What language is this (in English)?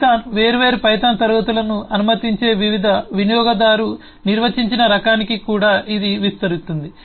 Telugu